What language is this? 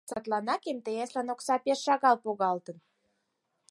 Mari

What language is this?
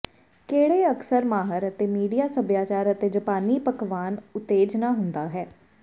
Punjabi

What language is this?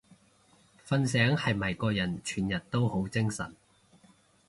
Cantonese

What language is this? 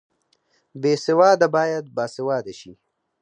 Pashto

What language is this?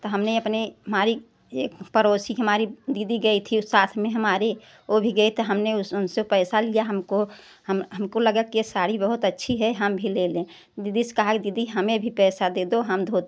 Hindi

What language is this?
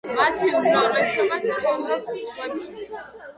Georgian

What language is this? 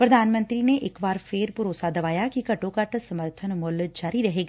Punjabi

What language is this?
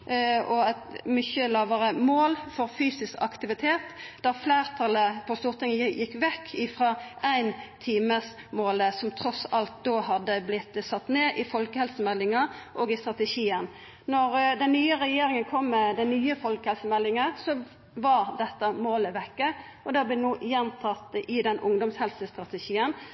Norwegian Nynorsk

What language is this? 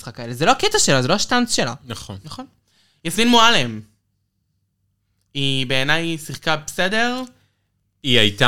Hebrew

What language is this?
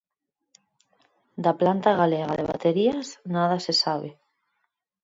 Galician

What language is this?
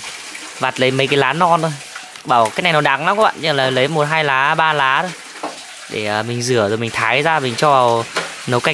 Vietnamese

